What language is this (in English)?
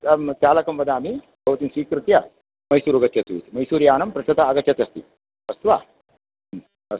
Sanskrit